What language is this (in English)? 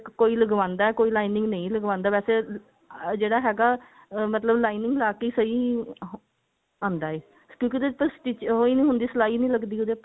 Punjabi